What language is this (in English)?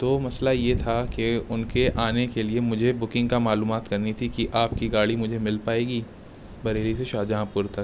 Urdu